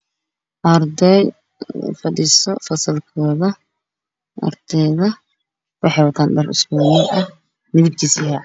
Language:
Somali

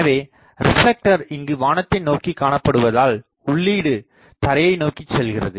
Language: Tamil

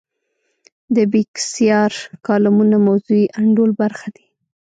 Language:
Pashto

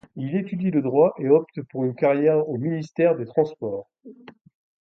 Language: French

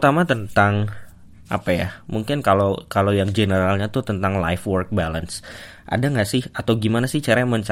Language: Indonesian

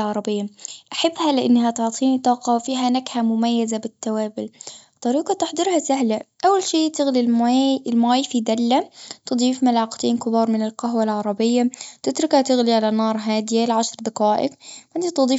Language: Gulf Arabic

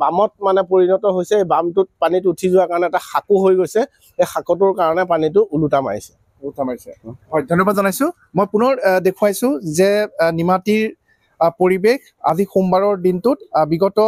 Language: Bangla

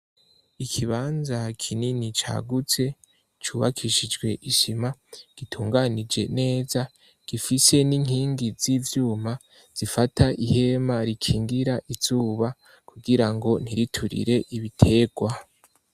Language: Rundi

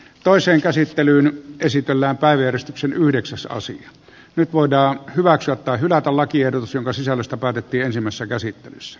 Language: Finnish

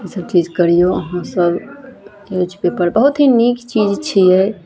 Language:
Maithili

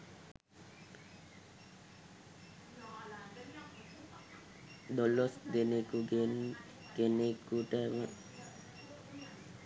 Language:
Sinhala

